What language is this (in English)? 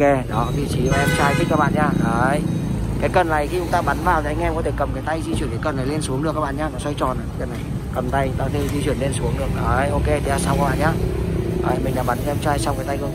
Vietnamese